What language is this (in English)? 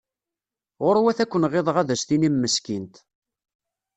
Kabyle